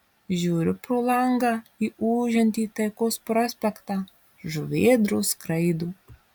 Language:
Lithuanian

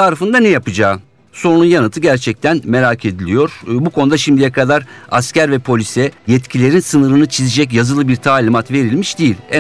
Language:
Turkish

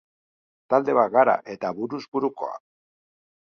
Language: Basque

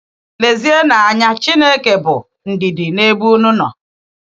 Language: Igbo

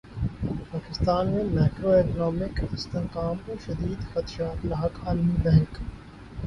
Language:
Urdu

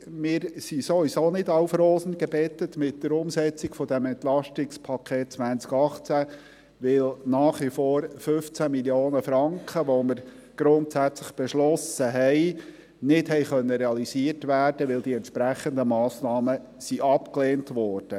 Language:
Swiss German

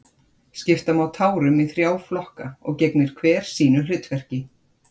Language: Icelandic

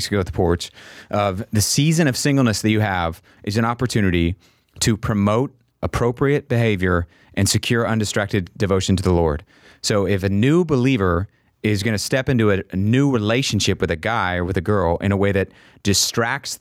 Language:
English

